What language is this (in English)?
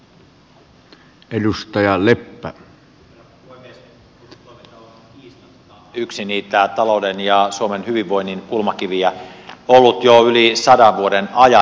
Finnish